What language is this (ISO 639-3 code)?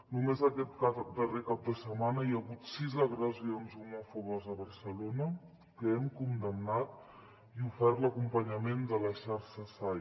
cat